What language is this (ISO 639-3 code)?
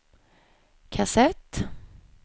swe